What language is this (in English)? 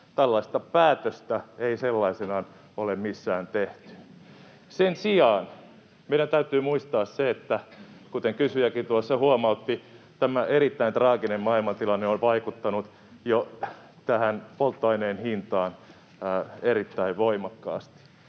Finnish